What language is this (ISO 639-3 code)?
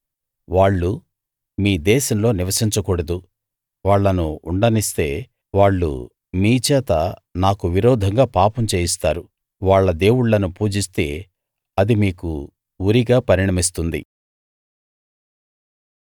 tel